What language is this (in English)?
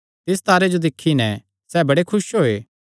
Kangri